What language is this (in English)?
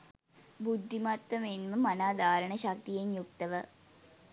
Sinhala